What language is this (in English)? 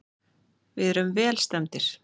Icelandic